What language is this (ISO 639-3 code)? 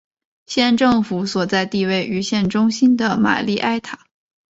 zho